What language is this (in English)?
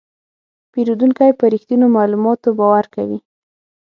Pashto